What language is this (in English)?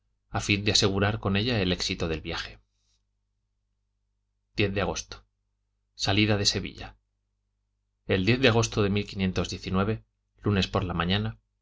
Spanish